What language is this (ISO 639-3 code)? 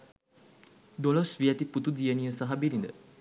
sin